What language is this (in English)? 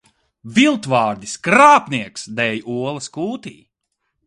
Latvian